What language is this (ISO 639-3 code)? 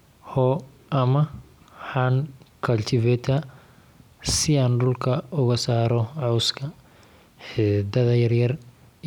som